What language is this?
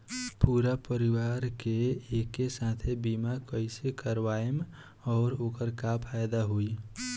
Bhojpuri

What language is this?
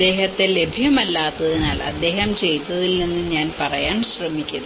Malayalam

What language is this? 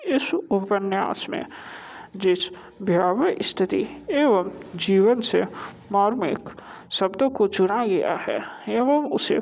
Hindi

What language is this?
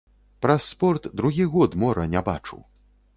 Belarusian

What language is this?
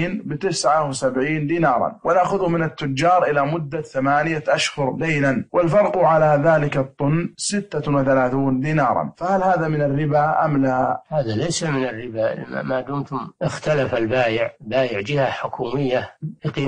Arabic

